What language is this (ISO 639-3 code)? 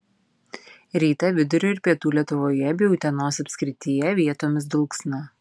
lit